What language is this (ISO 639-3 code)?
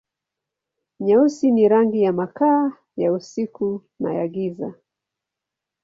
swa